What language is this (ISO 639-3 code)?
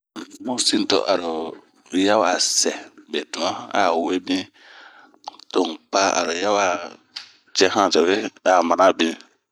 bmq